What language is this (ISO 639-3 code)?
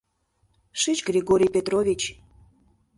chm